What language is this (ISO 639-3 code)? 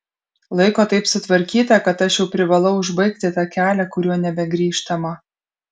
lit